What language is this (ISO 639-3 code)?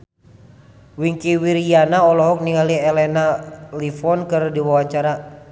sun